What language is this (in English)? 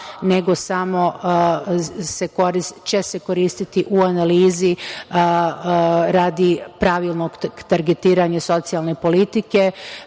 Serbian